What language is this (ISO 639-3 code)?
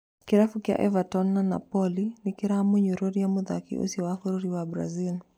kik